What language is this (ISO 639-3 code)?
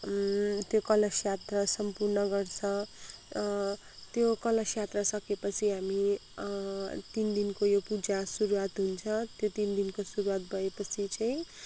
nep